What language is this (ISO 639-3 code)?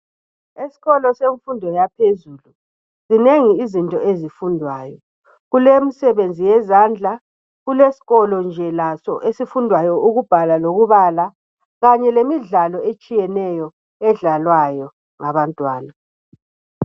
nde